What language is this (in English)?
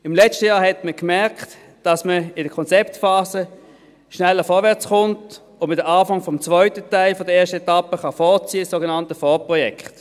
Swiss German